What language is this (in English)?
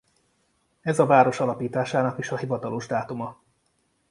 Hungarian